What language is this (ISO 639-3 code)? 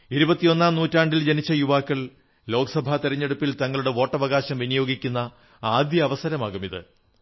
mal